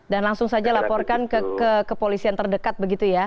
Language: Indonesian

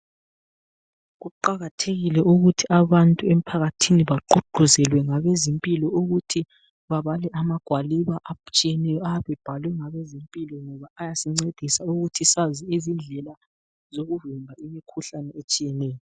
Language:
North Ndebele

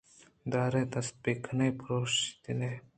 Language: Eastern Balochi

